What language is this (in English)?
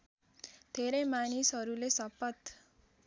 Nepali